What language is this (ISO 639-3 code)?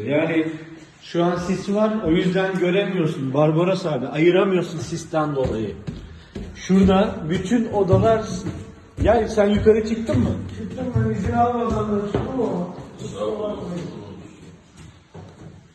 tur